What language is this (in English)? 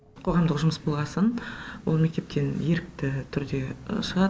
Kazakh